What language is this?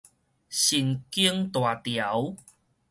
Min Nan Chinese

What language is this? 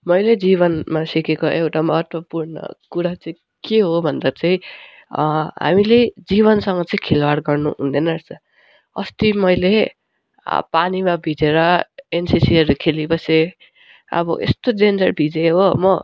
Nepali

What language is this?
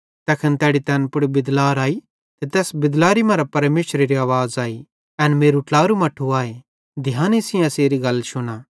Bhadrawahi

